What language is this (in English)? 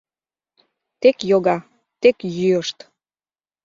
Mari